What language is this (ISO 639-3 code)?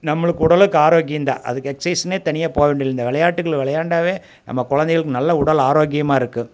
tam